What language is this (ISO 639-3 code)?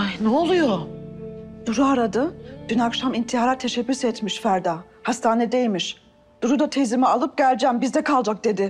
tur